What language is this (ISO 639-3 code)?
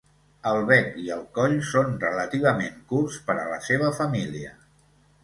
cat